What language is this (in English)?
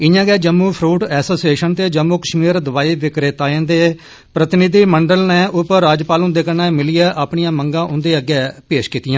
Dogri